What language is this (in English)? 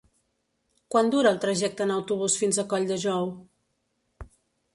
Catalan